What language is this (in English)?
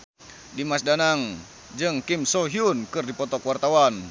Sundanese